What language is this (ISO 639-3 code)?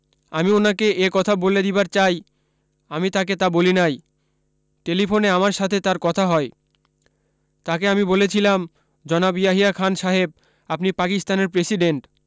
ben